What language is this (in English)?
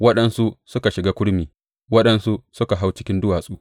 Hausa